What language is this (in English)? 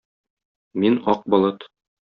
Tatar